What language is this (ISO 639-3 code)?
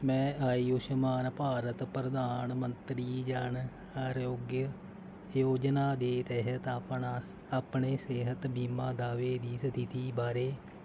pan